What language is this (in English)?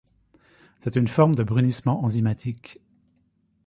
French